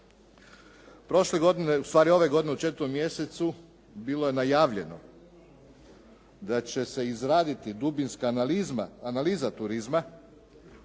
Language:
Croatian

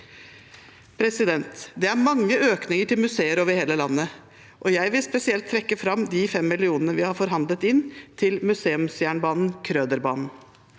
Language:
Norwegian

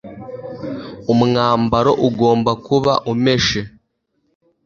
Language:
Kinyarwanda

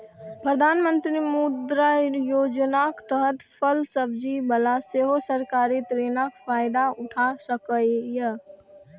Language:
Maithili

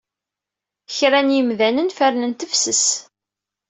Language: Kabyle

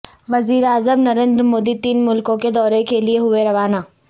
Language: Urdu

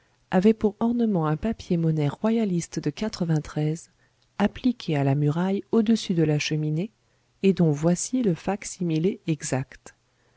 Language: French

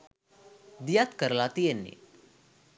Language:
Sinhala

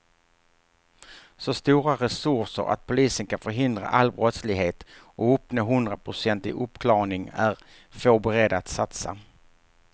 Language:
Swedish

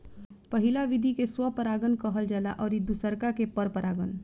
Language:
Bhojpuri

